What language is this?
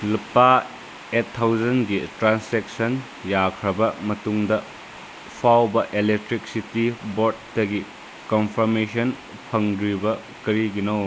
Manipuri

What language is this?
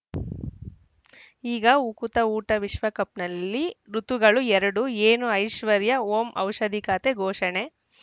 Kannada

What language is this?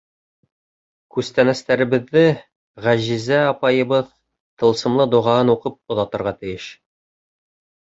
Bashkir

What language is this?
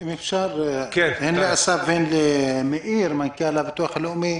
Hebrew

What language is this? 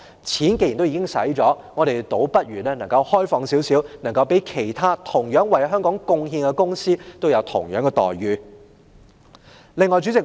Cantonese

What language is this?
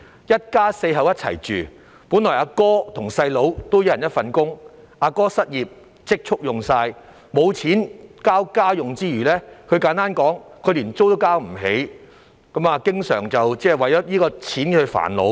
Cantonese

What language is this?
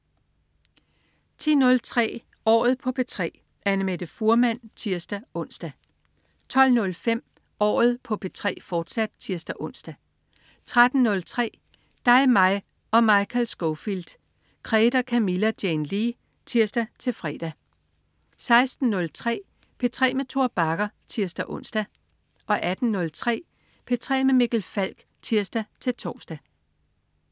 Danish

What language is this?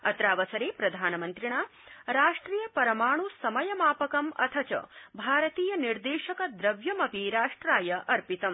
Sanskrit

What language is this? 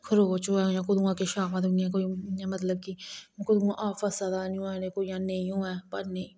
Dogri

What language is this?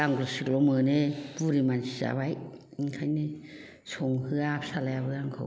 Bodo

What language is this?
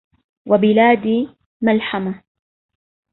Arabic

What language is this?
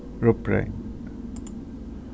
Faroese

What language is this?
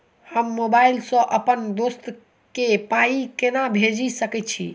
Maithili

